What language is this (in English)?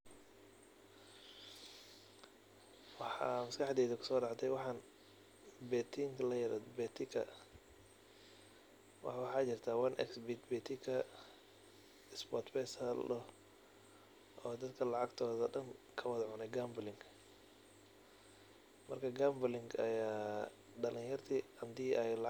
Somali